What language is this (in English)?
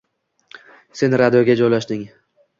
Uzbek